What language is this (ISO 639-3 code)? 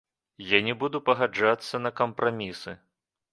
bel